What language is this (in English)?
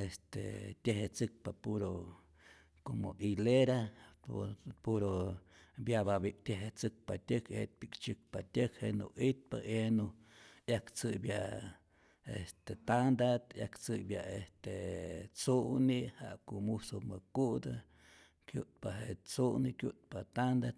Rayón Zoque